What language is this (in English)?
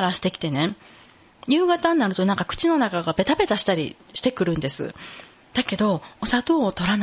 Japanese